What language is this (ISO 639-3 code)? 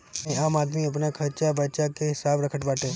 bho